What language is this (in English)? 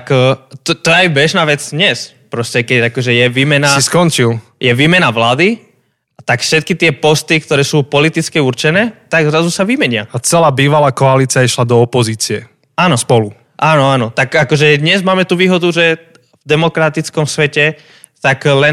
Slovak